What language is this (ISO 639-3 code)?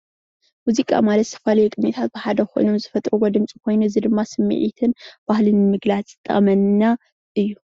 tir